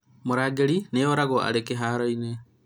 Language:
Kikuyu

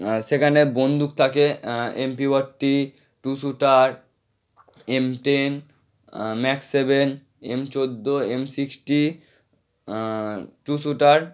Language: Bangla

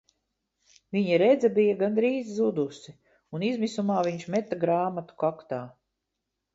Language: Latvian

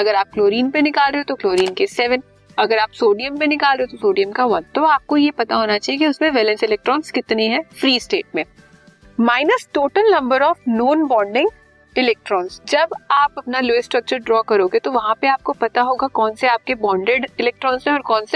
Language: Hindi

